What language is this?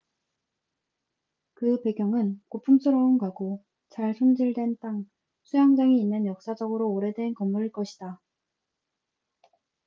Korean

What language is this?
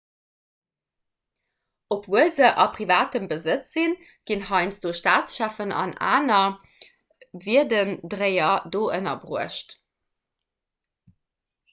Luxembourgish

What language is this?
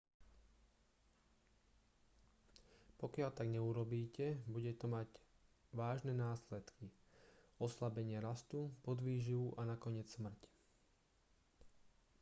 Slovak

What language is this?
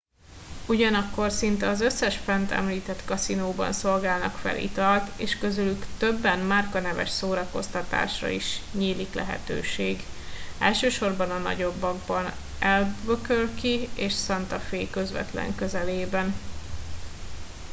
Hungarian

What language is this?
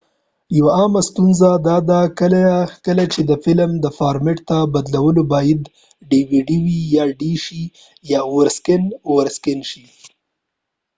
Pashto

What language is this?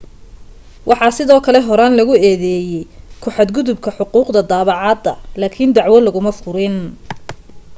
Somali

